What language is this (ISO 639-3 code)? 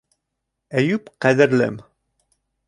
bak